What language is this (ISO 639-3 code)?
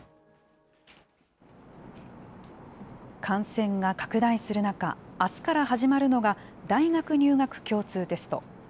jpn